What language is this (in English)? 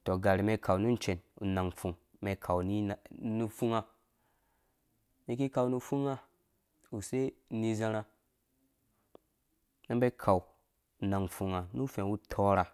Dũya